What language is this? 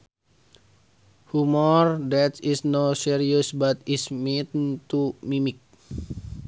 Sundanese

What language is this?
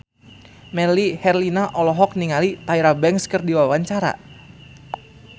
Sundanese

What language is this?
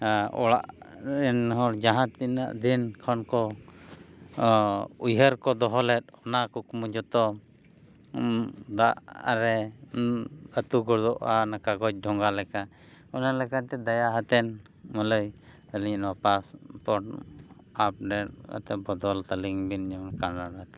Santali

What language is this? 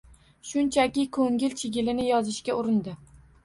Uzbek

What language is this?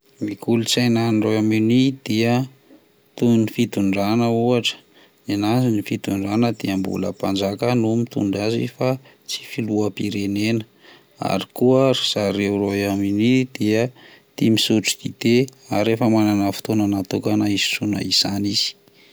Malagasy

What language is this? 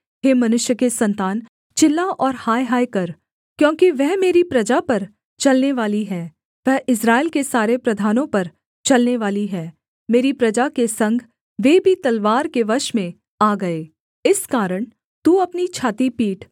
Hindi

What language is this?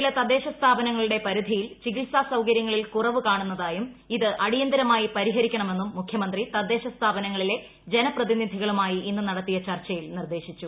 Malayalam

